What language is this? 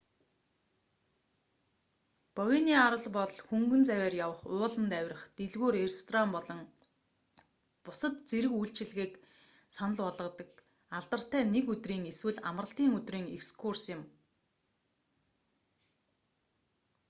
Mongolian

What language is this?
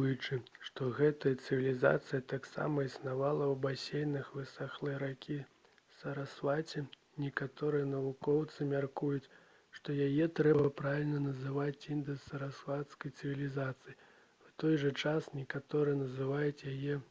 Belarusian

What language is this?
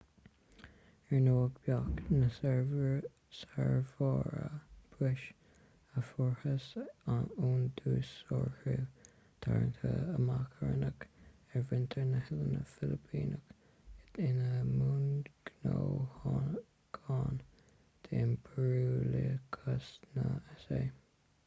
Irish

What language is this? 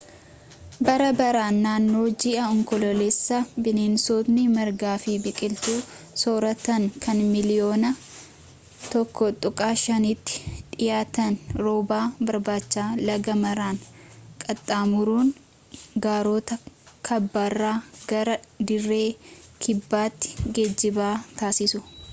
Oromo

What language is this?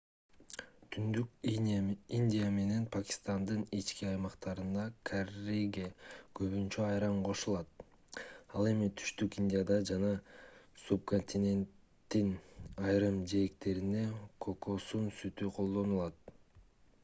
Kyrgyz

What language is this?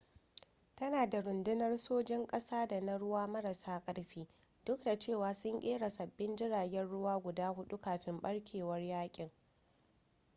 Hausa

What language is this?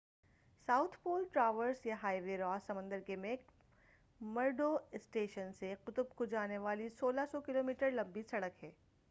Urdu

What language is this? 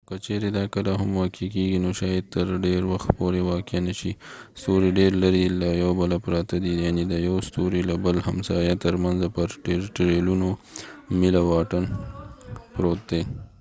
Pashto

